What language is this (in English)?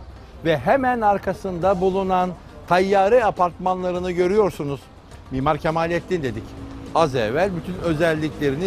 Turkish